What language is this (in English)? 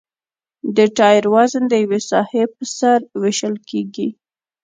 Pashto